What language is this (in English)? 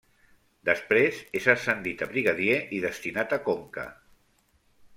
Catalan